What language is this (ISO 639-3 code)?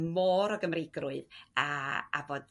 cym